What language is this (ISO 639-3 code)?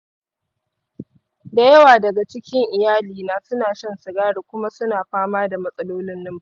hau